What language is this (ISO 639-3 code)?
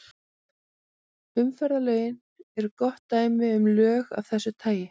isl